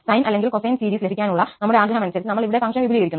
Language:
Malayalam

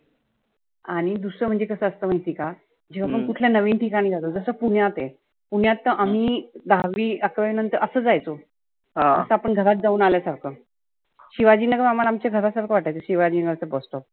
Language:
Marathi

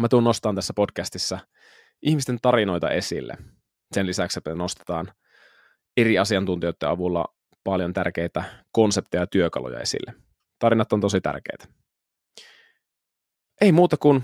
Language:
Finnish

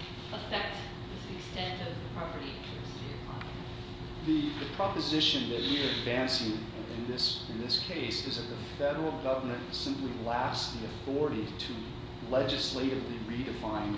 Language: English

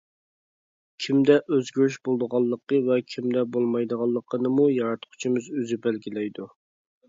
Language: Uyghur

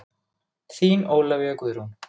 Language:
Icelandic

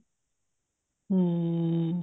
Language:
Punjabi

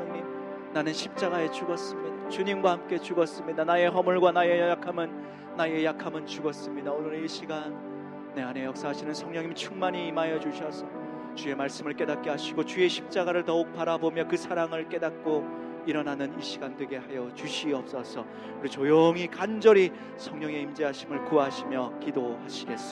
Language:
Korean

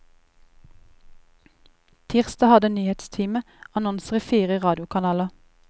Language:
Norwegian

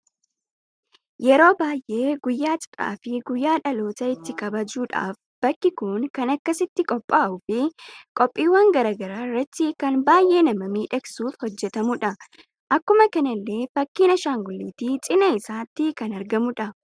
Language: Oromo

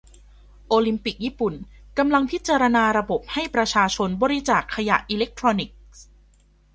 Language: Thai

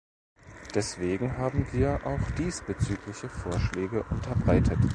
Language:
German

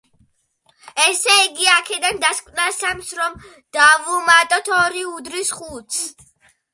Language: Georgian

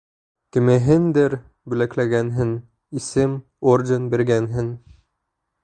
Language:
Bashkir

